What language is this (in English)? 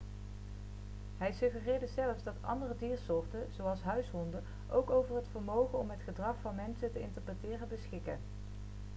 Dutch